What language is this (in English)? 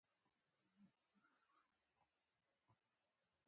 Pashto